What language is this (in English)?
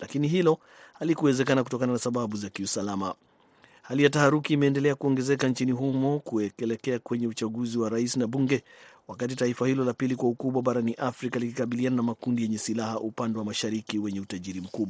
Swahili